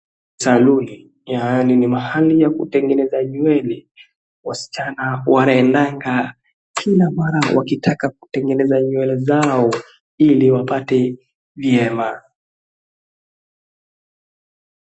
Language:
Swahili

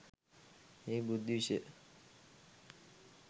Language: Sinhala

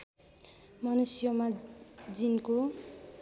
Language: Nepali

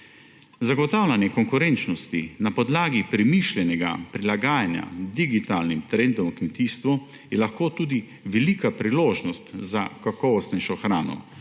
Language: Slovenian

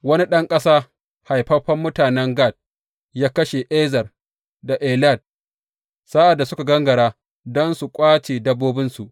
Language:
Hausa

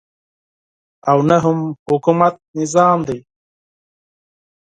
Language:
Pashto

